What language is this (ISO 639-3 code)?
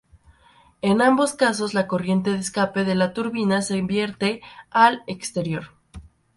spa